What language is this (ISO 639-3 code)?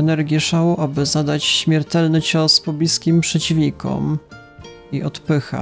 pol